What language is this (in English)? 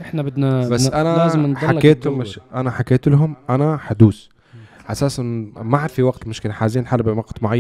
Arabic